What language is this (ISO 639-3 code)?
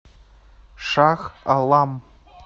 rus